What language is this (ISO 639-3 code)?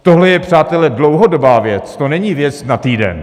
ces